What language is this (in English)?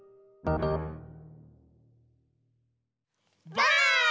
Japanese